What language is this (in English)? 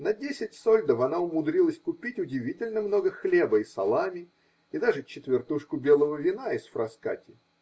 Russian